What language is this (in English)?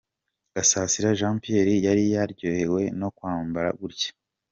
Kinyarwanda